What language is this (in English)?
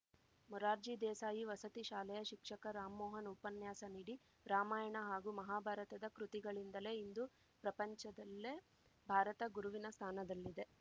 Kannada